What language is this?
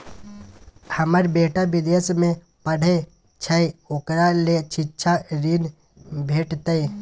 Maithili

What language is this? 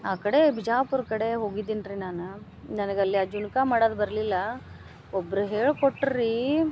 Kannada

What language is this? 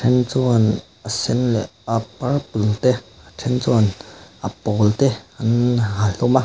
Mizo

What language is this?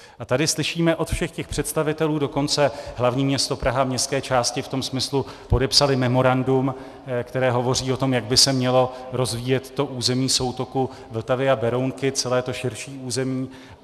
Czech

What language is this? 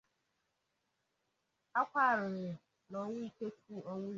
Igbo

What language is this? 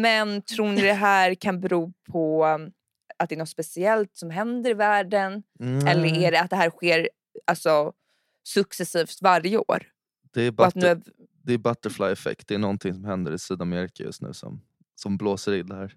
Swedish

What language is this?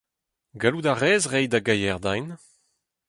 Breton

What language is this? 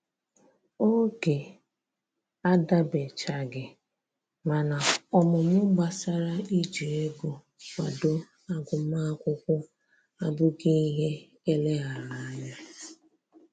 Igbo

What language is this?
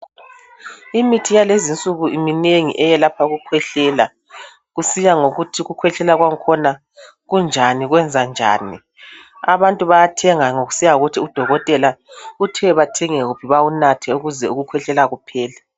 North Ndebele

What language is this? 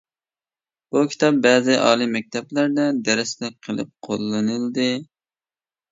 Uyghur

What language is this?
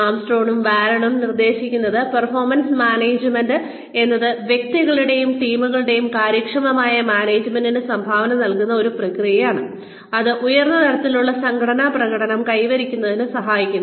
Malayalam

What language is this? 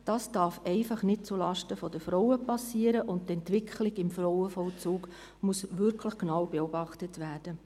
Swiss German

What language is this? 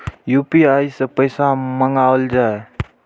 Maithili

